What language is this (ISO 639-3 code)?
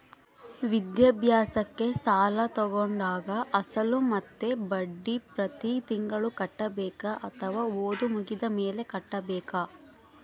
kan